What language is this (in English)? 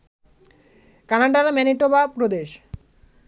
Bangla